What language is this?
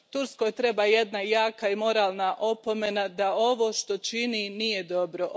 Croatian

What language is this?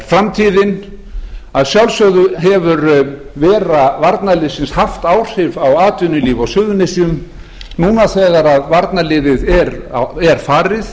Icelandic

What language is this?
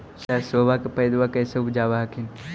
Magahi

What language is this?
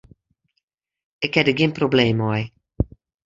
Western Frisian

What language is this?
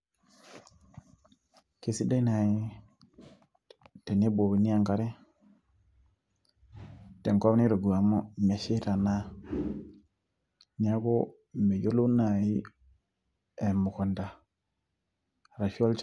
Masai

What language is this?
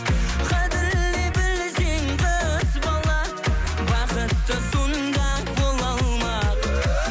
Kazakh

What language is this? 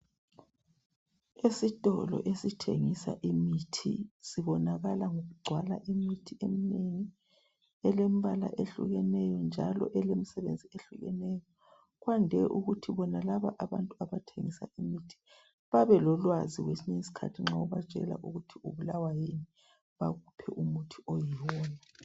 North Ndebele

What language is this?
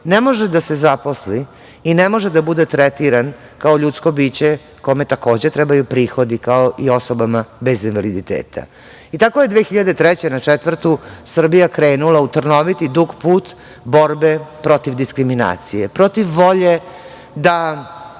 Serbian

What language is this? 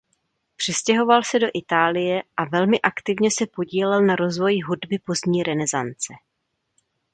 Czech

